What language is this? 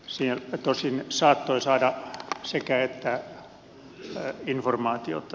Finnish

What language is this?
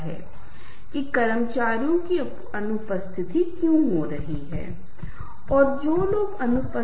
Hindi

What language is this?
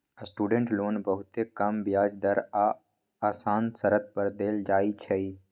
Magahi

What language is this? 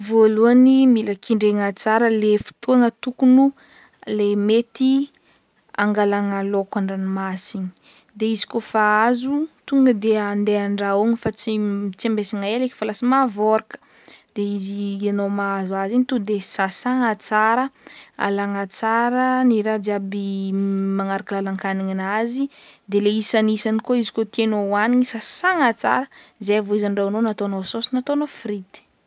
Northern Betsimisaraka Malagasy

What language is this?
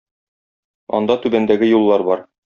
Tatar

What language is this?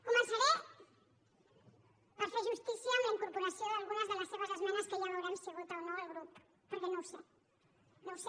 Catalan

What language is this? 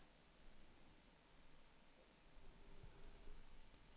Norwegian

